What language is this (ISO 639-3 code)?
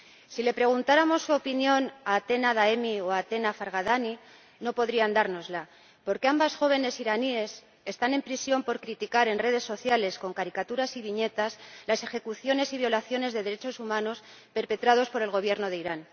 spa